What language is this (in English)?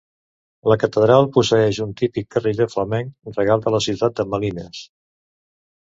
Catalan